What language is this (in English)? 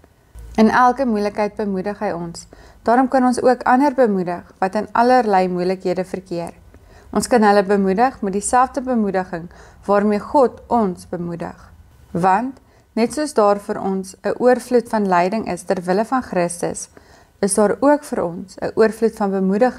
Dutch